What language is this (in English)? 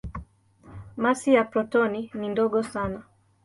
Swahili